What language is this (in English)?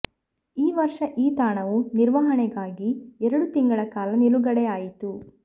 Kannada